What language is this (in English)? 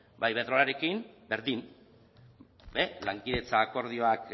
Basque